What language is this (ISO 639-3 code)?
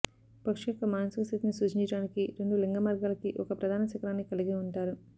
tel